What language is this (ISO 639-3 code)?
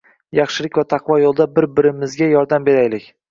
uzb